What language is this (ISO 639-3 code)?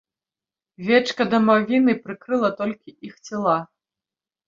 bel